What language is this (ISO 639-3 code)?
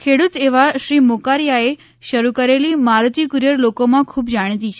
guj